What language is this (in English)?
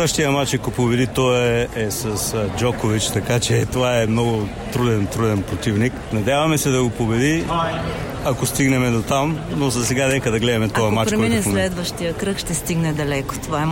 Bulgarian